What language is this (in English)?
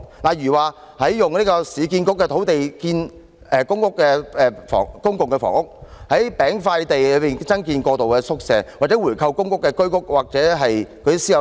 Cantonese